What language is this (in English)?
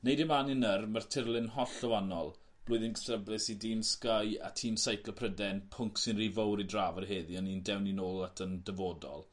Welsh